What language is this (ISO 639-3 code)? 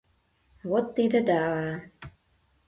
chm